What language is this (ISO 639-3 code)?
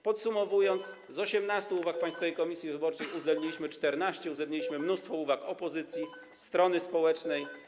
pol